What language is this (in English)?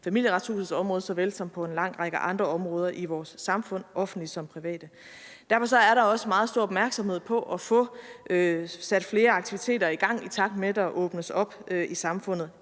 Danish